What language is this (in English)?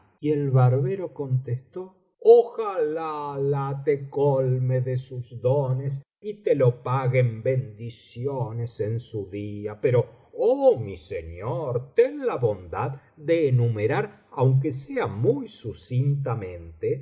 Spanish